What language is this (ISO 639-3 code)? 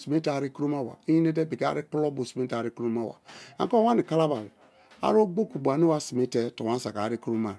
ijn